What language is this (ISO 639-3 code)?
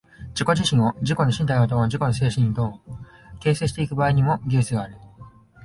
jpn